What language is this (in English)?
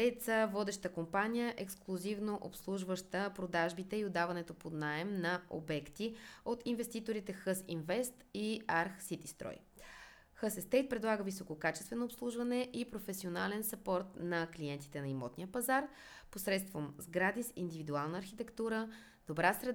Bulgarian